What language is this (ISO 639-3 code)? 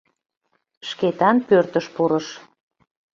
chm